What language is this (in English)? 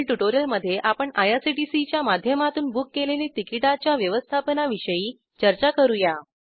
Marathi